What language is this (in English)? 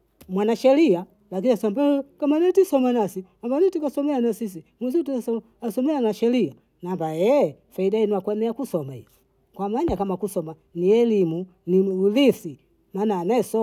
Bondei